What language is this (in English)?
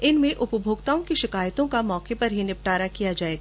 Hindi